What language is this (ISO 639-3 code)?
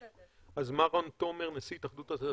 heb